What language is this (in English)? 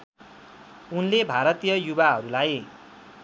Nepali